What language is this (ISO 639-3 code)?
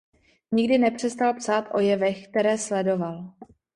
ces